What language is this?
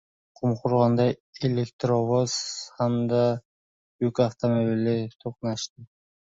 Uzbek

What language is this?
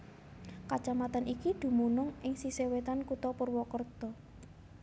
Javanese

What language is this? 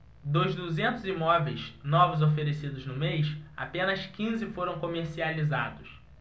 Portuguese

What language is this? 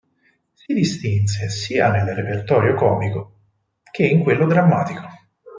Italian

